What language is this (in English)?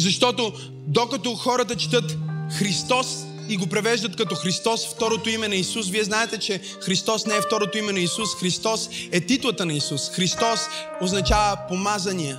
Bulgarian